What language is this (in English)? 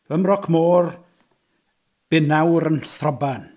Welsh